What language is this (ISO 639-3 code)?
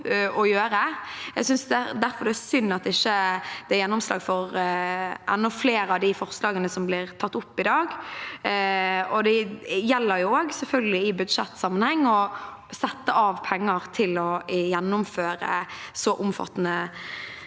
nor